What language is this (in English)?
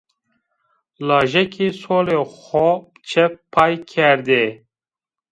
Zaza